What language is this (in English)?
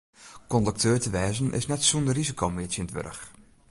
Western Frisian